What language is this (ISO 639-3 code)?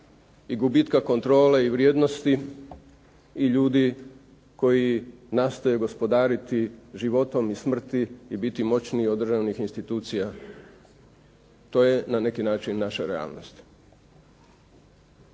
hrv